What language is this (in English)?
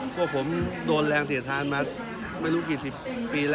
Thai